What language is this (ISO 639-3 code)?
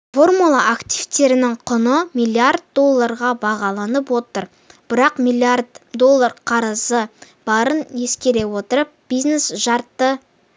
kaz